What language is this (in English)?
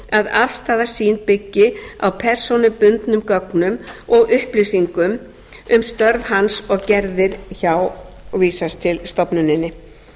Icelandic